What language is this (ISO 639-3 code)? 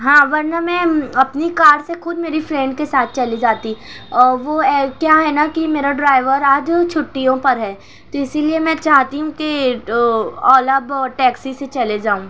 urd